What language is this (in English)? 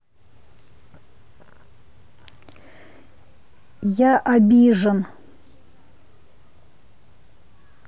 Russian